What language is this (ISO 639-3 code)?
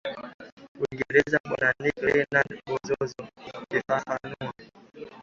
swa